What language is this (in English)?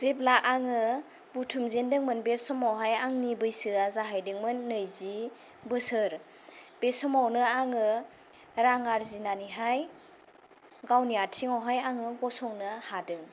Bodo